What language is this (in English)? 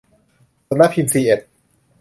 Thai